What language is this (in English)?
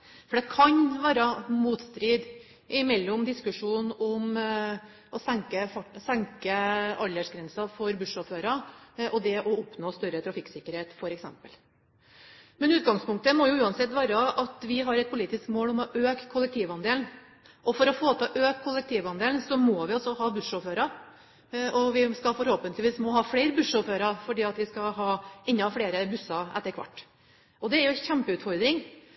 Norwegian Bokmål